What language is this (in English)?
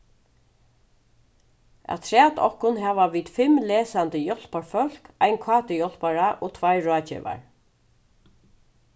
Faroese